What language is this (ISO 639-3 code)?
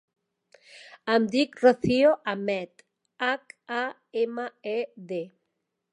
cat